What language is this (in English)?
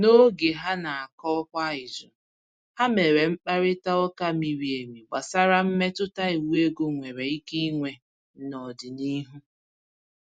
Igbo